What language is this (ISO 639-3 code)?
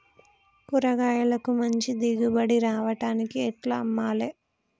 tel